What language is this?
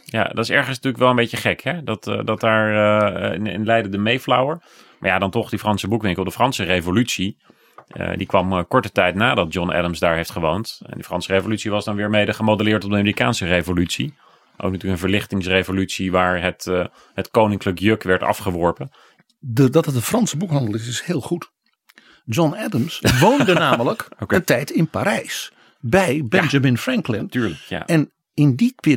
Dutch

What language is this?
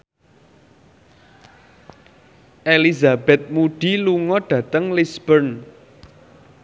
Javanese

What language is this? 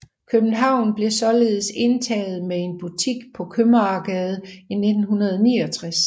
Danish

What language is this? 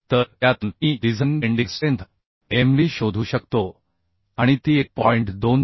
Marathi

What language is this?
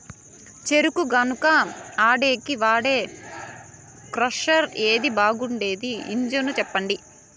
Telugu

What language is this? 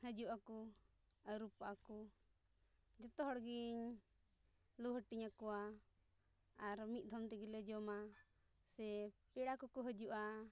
Santali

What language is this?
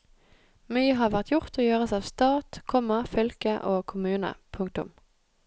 Norwegian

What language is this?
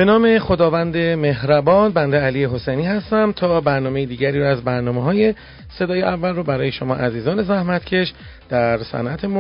Persian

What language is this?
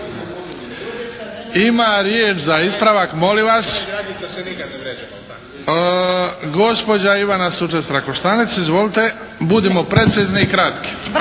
Croatian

